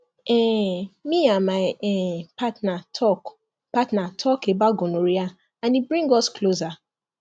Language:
Nigerian Pidgin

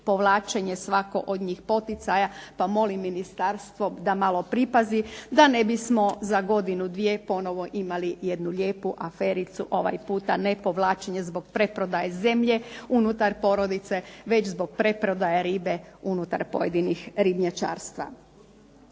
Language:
Croatian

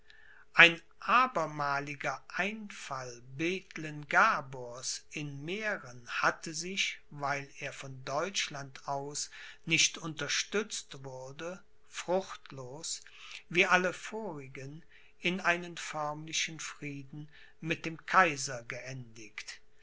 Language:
German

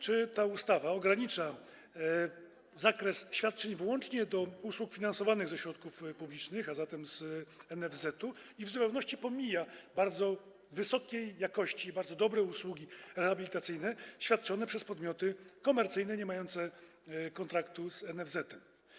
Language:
Polish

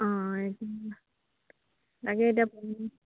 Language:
Assamese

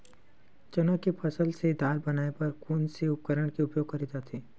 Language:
Chhattisgarhi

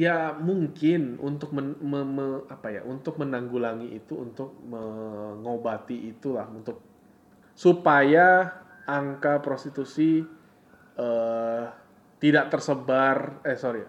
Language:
Indonesian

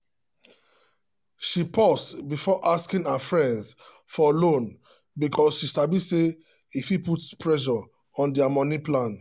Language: Nigerian Pidgin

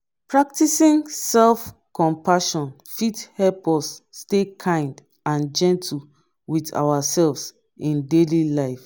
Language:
Nigerian Pidgin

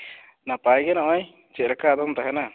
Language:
Santali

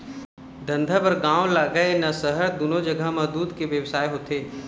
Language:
Chhattisgarhi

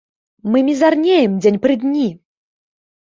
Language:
Belarusian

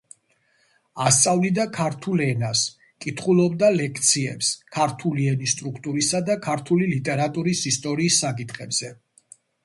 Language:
Georgian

